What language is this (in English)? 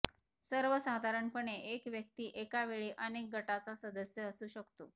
Marathi